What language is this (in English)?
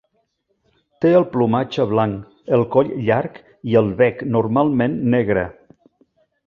Catalan